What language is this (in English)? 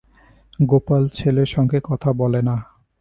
Bangla